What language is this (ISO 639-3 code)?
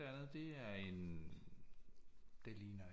dan